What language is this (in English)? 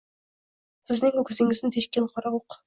Uzbek